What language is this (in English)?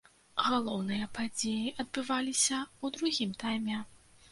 Belarusian